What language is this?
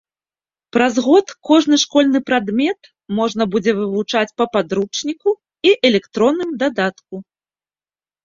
Belarusian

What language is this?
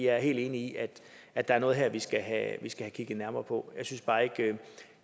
Danish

